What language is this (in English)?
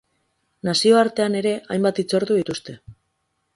Basque